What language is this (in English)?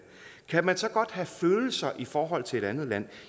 Danish